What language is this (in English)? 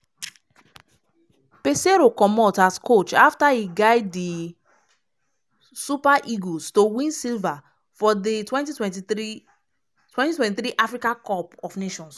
Nigerian Pidgin